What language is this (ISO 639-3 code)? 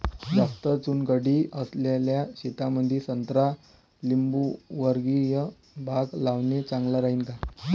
mar